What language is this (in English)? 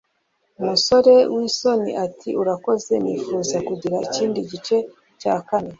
Kinyarwanda